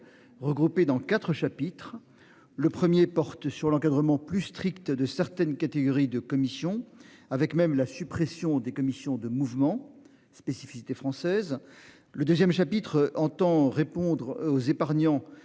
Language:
French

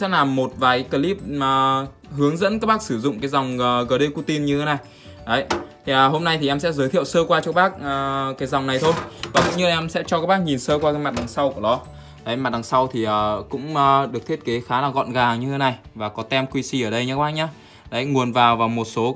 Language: Vietnamese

